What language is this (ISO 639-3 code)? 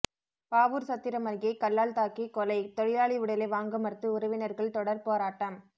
tam